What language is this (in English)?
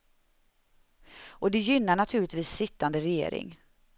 Swedish